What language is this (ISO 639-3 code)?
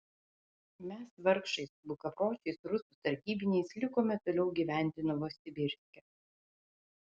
lit